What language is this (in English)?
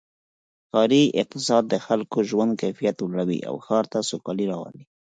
Pashto